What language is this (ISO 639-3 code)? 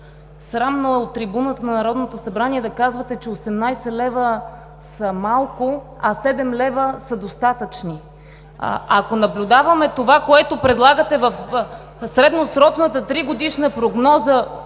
bul